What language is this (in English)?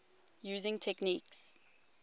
English